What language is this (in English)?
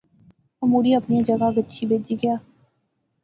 Pahari-Potwari